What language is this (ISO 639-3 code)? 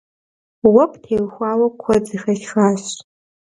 kbd